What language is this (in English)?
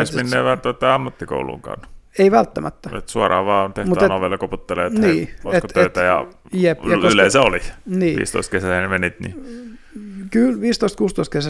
Finnish